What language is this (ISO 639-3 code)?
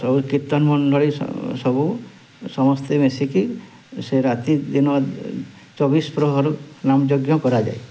ori